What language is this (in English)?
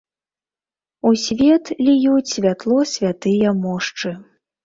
Belarusian